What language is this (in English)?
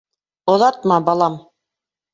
Bashkir